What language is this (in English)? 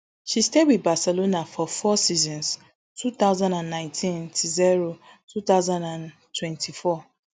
Nigerian Pidgin